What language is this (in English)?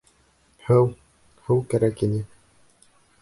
Bashkir